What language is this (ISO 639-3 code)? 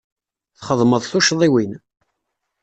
kab